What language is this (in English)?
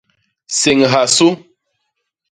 Basaa